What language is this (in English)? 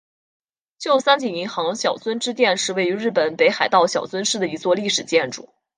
Chinese